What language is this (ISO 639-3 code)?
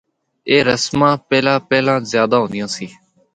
hno